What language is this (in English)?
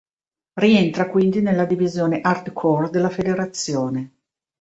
Italian